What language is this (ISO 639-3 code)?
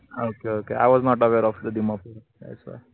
mar